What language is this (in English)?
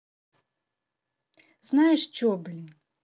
Russian